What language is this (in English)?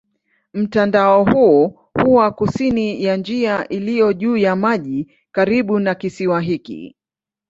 Swahili